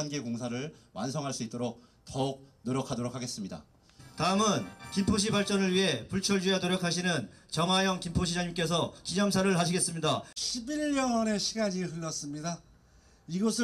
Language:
Korean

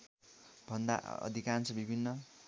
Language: Nepali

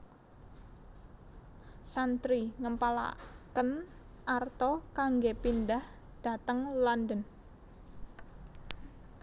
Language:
Javanese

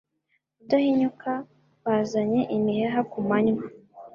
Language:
Kinyarwanda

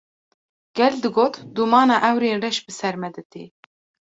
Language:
Kurdish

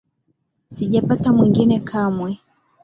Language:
Swahili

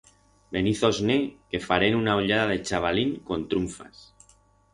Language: Aragonese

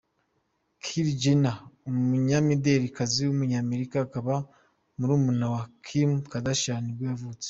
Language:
Kinyarwanda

